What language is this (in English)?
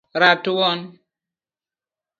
Luo (Kenya and Tanzania)